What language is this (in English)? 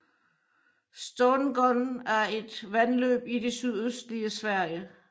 Danish